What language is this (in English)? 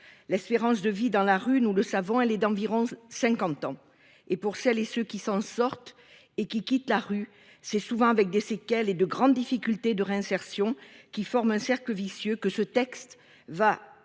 French